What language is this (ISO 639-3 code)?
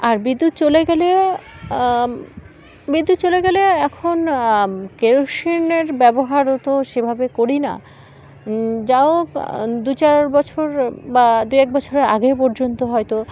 ben